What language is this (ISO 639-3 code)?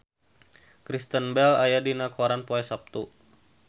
sun